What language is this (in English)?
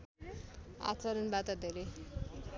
Nepali